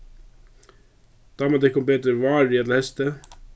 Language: Faroese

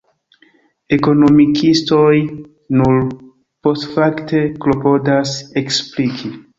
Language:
Esperanto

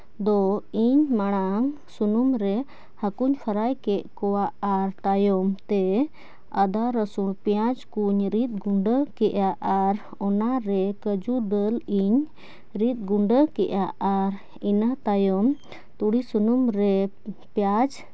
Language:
Santali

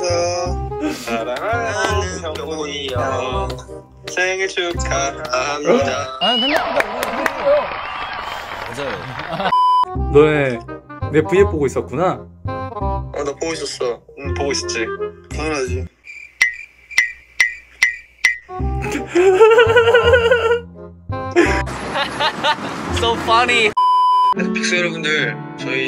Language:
Korean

